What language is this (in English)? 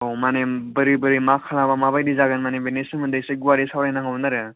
Bodo